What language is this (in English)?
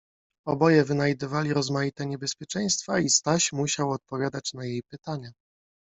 Polish